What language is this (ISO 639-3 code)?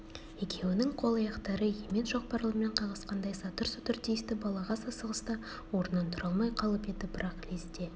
kaz